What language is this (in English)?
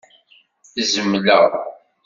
Kabyle